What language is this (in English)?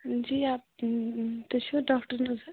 Kashmiri